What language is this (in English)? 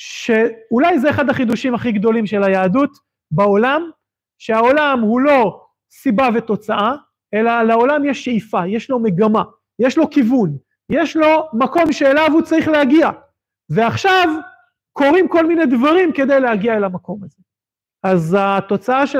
Hebrew